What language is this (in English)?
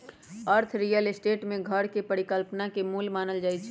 Magahi